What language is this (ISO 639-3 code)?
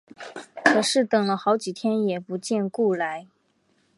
zho